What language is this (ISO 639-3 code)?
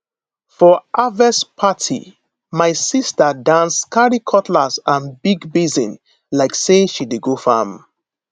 pcm